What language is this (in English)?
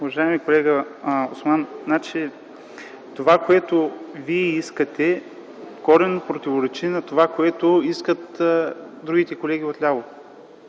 Bulgarian